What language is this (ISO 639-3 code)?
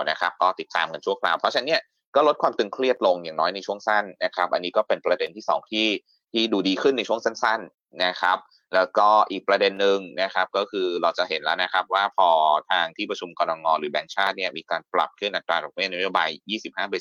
tha